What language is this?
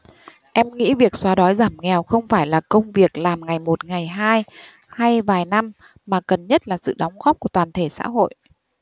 Vietnamese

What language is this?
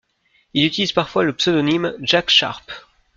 French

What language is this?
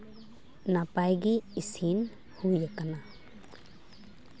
Santali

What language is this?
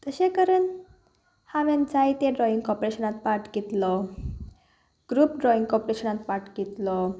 Konkani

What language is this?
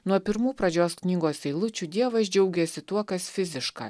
Lithuanian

